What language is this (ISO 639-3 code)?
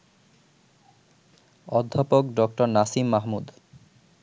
ben